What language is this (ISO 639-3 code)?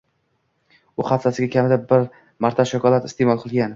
uzb